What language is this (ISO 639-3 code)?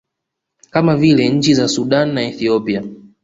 swa